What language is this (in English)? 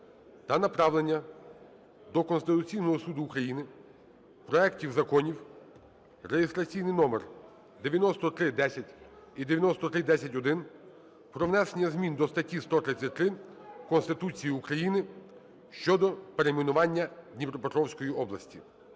Ukrainian